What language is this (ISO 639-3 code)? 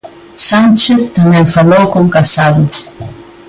glg